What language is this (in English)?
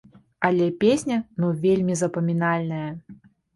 Belarusian